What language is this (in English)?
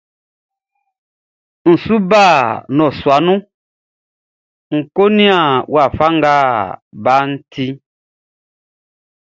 Baoulé